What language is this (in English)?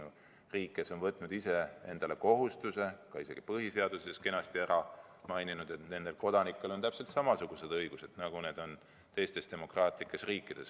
Estonian